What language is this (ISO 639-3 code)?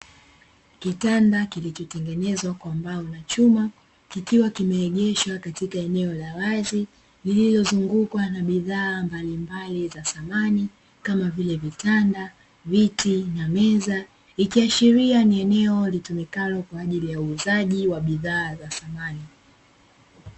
swa